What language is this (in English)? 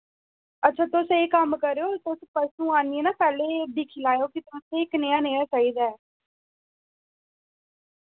Dogri